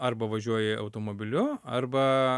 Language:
Lithuanian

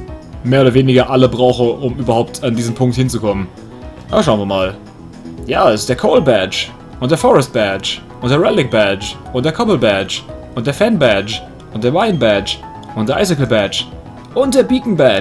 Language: German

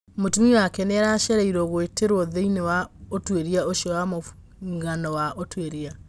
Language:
Kikuyu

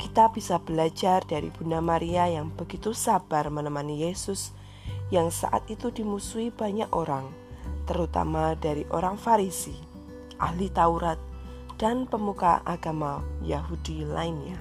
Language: Indonesian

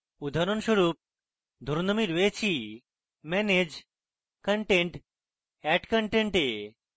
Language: Bangla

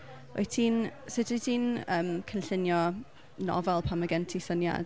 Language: Welsh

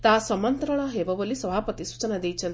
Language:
Odia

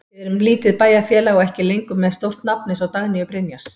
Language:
Icelandic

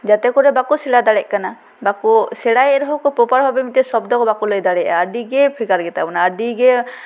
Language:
Santali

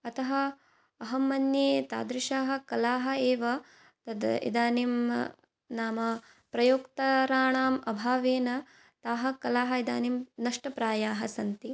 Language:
Sanskrit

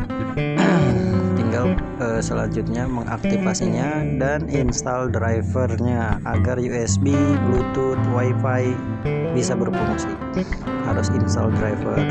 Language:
Indonesian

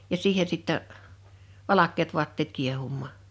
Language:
Finnish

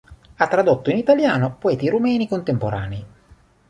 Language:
Italian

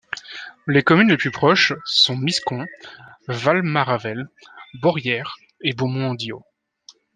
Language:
French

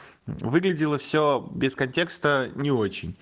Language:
Russian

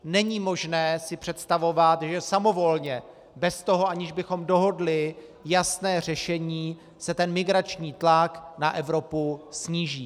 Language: Czech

